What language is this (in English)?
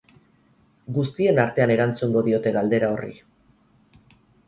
Basque